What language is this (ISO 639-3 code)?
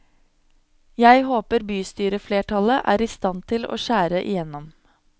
nor